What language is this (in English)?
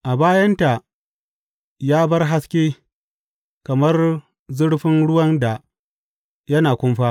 Hausa